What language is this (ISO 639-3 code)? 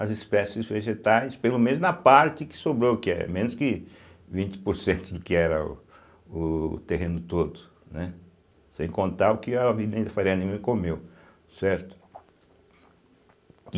por